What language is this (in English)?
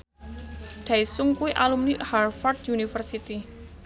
Javanese